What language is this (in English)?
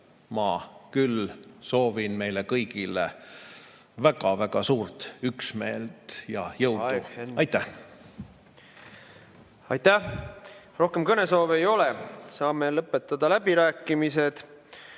Estonian